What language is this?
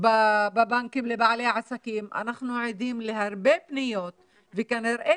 Hebrew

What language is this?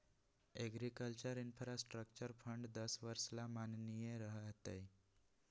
Magahi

